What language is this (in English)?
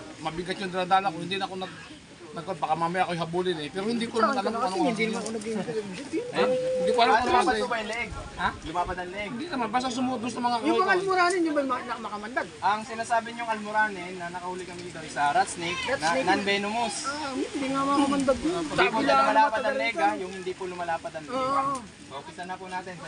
Filipino